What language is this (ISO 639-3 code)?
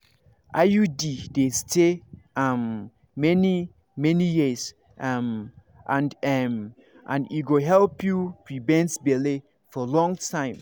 pcm